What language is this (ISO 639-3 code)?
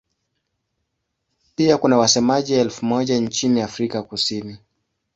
swa